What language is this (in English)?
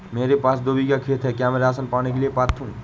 Hindi